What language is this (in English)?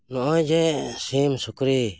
Santali